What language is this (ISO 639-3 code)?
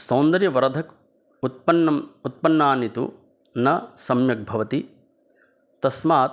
san